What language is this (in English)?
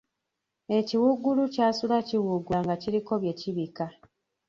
Ganda